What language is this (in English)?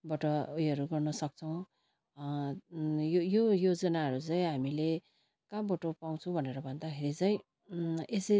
Nepali